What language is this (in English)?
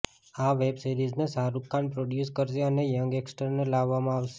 Gujarati